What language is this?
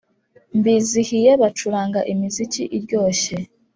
Kinyarwanda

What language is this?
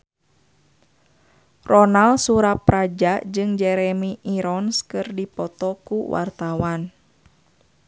Sundanese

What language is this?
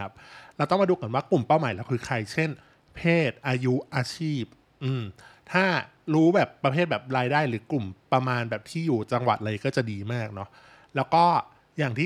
Thai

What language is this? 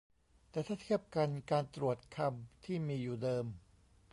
Thai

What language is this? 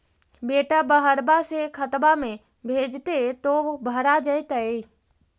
Magahi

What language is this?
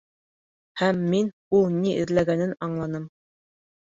Bashkir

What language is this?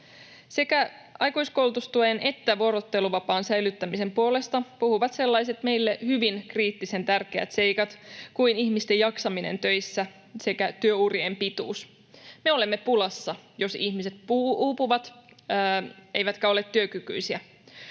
Finnish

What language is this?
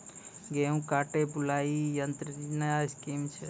Maithili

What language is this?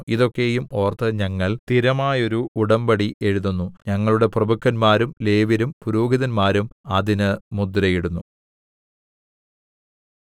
Malayalam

